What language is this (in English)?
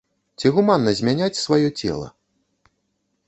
Belarusian